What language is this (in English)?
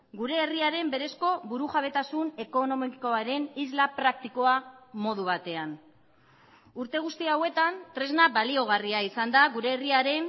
Basque